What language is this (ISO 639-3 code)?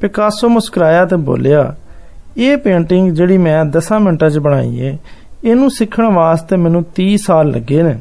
hin